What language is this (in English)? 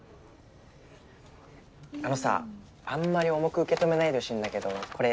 Japanese